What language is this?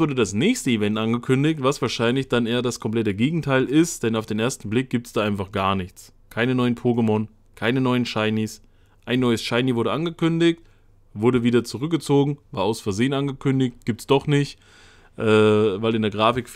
German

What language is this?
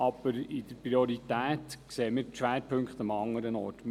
Swiss German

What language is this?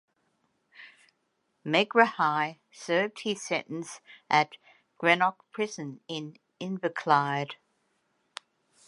English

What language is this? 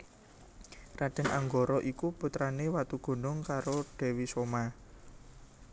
Javanese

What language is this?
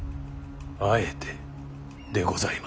Japanese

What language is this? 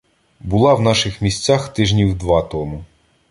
Ukrainian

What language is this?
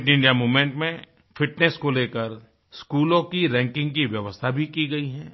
Hindi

